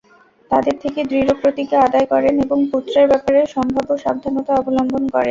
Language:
Bangla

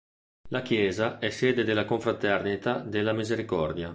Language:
Italian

